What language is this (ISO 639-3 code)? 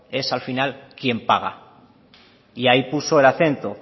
spa